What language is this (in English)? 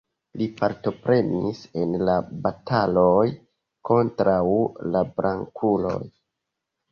Esperanto